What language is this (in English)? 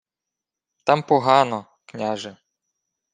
Ukrainian